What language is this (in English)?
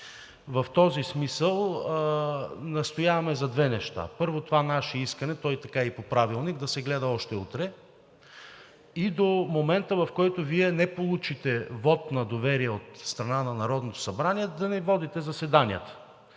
Bulgarian